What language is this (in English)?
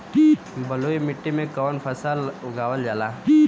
Bhojpuri